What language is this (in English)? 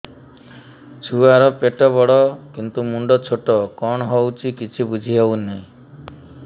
Odia